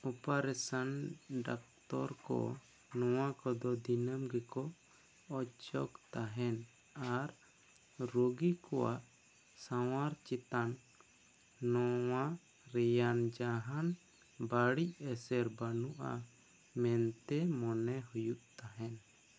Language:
Santali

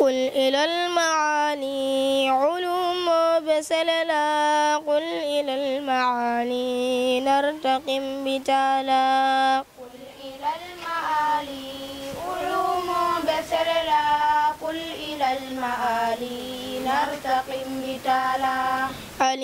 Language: Arabic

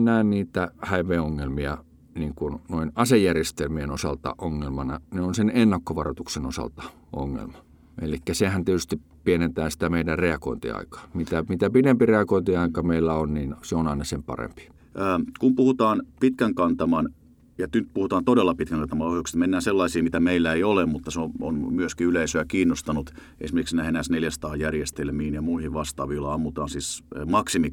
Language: Finnish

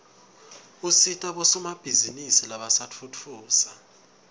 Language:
Swati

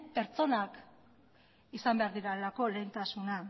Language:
Basque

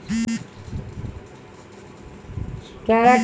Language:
Bhojpuri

